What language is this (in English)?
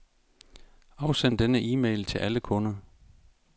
Danish